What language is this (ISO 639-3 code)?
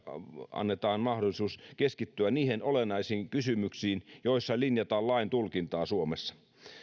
fin